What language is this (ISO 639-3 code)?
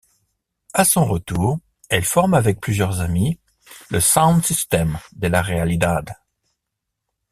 fra